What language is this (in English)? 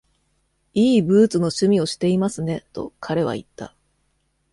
Japanese